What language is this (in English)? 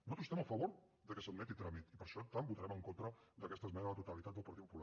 Catalan